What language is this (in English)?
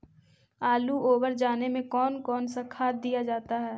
Magahi